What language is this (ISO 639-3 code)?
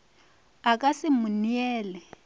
nso